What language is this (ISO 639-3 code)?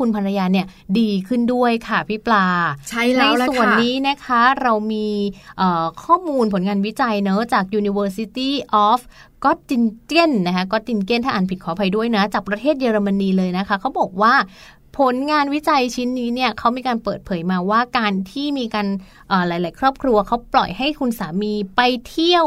tha